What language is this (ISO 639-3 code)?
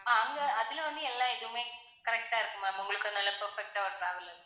tam